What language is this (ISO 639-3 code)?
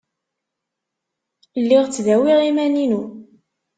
kab